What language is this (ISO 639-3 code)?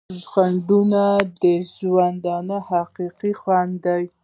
pus